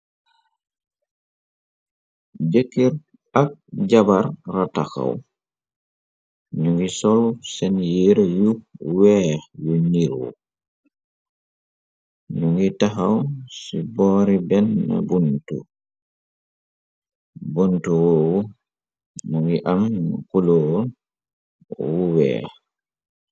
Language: Wolof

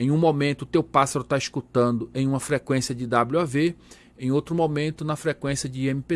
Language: Portuguese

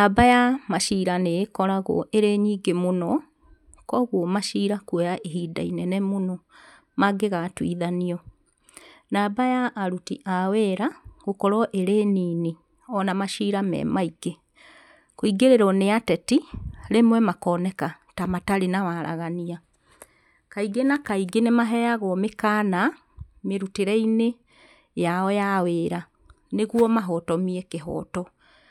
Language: Kikuyu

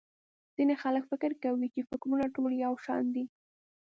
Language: Pashto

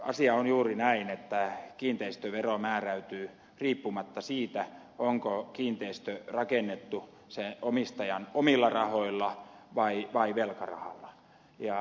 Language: Finnish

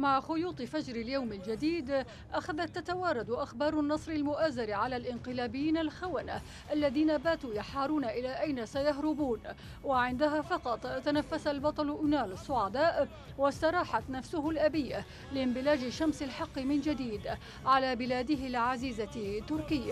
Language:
Arabic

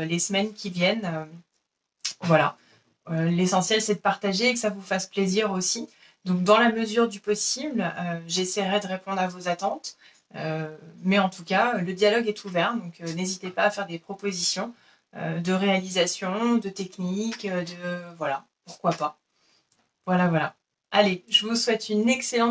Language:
French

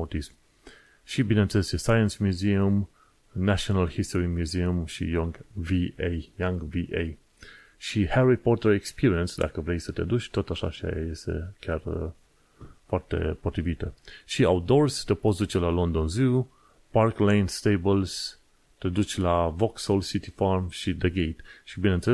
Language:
Romanian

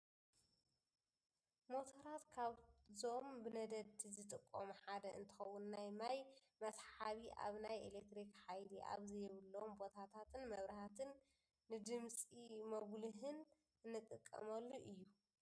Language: Tigrinya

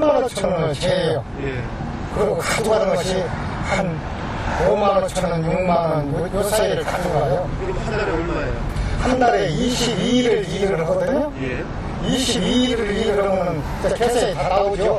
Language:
Korean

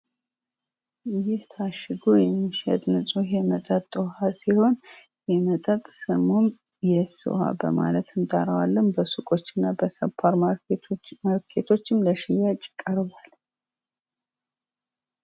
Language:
Amharic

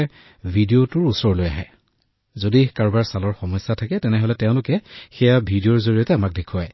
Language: Assamese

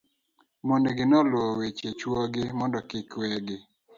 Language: Luo (Kenya and Tanzania)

